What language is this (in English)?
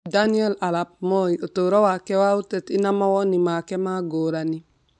Kikuyu